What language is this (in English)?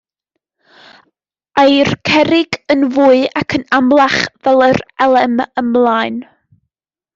Welsh